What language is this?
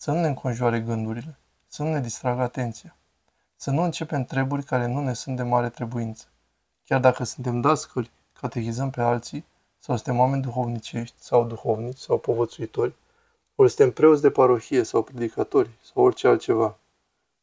Romanian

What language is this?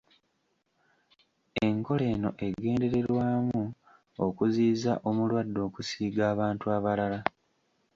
Ganda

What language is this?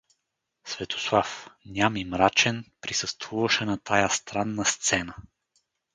Bulgarian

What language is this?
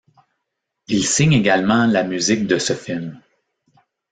French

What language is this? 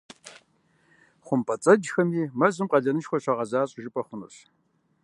Kabardian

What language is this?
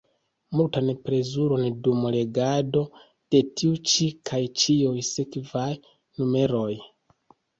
Esperanto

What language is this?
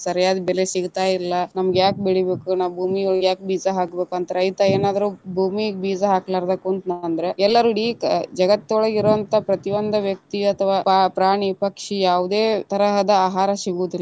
Kannada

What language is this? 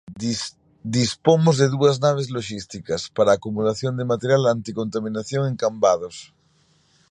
Galician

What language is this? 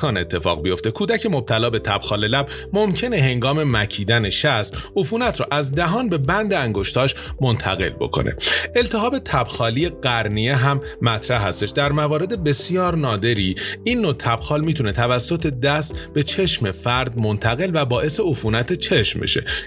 Persian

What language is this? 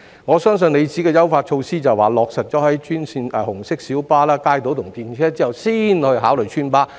Cantonese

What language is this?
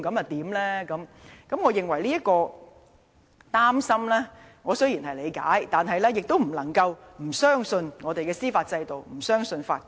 Cantonese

